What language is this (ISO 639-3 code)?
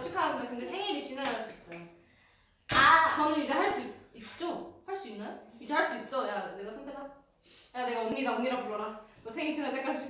kor